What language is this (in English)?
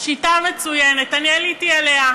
Hebrew